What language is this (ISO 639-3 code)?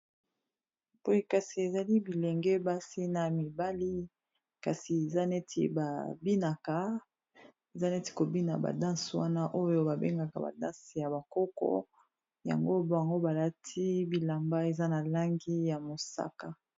lin